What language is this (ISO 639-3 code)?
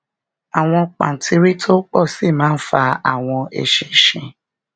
yor